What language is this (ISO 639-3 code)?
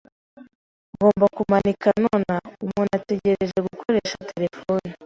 kin